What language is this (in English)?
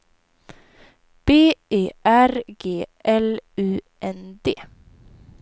Swedish